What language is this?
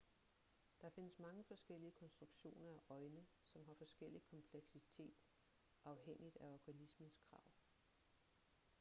Danish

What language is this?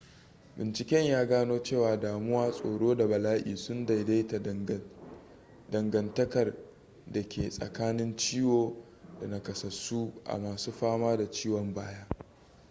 Hausa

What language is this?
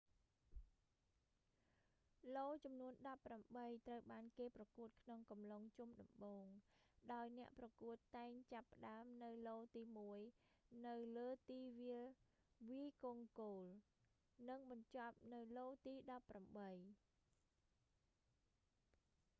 Khmer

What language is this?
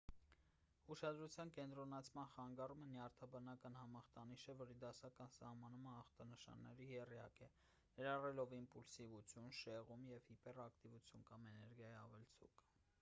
Armenian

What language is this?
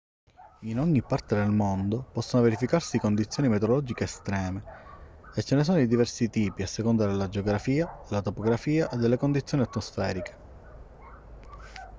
Italian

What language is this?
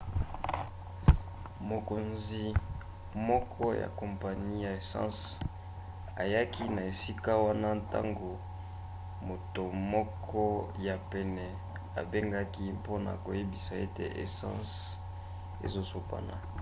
Lingala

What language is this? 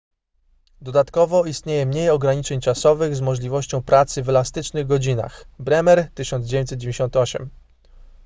Polish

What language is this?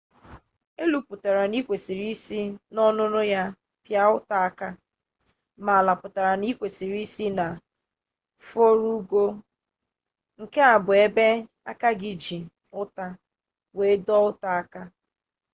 Igbo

